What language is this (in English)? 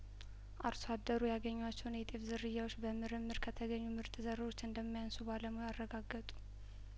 Amharic